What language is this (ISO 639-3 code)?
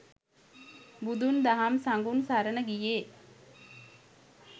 sin